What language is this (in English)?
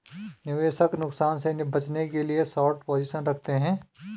Hindi